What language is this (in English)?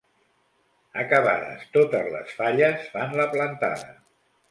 Catalan